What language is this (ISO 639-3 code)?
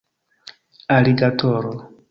epo